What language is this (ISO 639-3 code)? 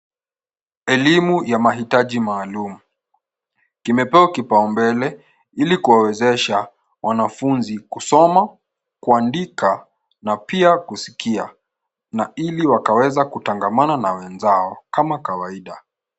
swa